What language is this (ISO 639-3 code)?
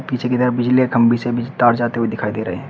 hin